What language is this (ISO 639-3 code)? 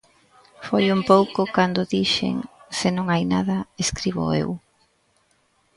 glg